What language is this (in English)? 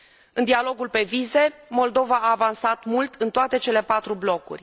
Romanian